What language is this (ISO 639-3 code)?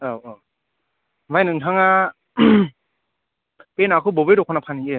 brx